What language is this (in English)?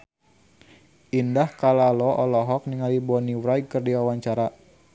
Sundanese